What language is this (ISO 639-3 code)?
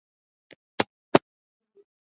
swa